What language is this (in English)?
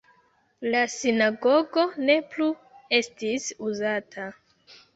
Esperanto